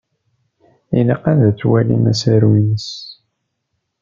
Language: Kabyle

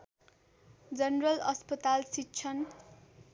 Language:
Nepali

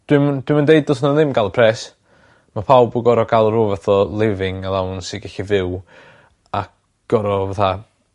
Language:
Welsh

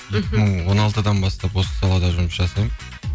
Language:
Kazakh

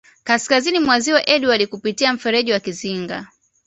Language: Swahili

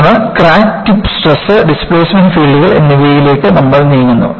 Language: Malayalam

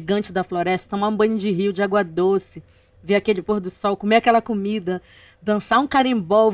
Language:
Portuguese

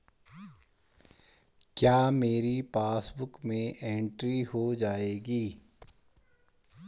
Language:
Hindi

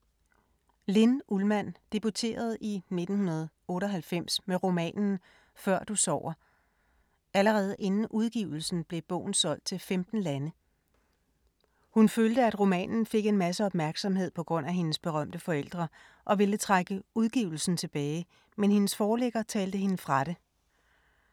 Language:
Danish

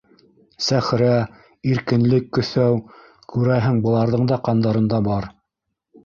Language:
Bashkir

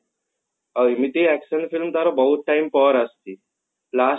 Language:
Odia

